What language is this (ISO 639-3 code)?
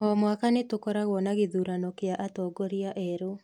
kik